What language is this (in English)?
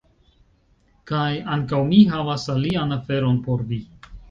Esperanto